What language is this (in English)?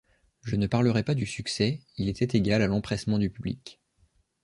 French